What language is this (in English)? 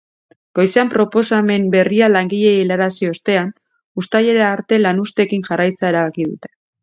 Basque